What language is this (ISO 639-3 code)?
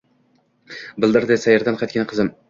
uzb